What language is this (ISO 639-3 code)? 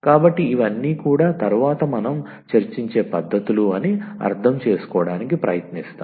tel